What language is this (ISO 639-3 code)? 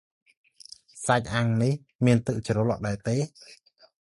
khm